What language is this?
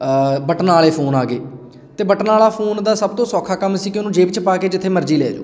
Punjabi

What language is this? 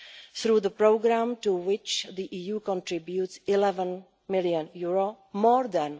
English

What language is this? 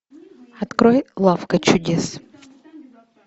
Russian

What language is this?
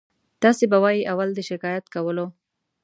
Pashto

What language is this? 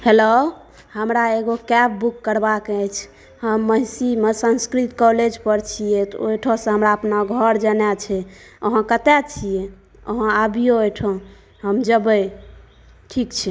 Maithili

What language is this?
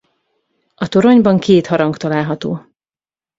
Hungarian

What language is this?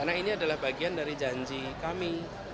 Indonesian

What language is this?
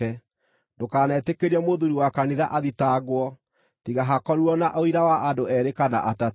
Kikuyu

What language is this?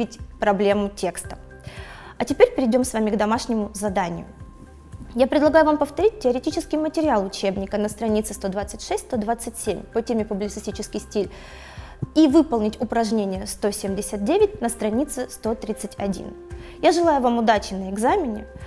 Russian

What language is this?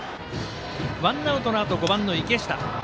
Japanese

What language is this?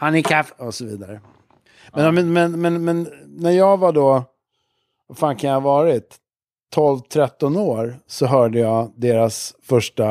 Swedish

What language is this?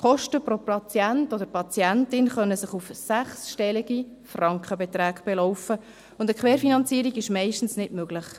Swiss German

